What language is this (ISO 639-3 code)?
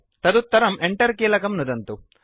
san